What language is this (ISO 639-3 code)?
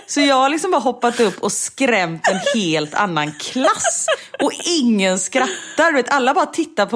swe